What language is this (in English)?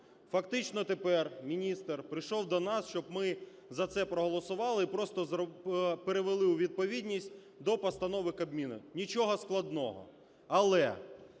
Ukrainian